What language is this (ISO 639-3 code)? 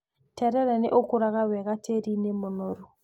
kik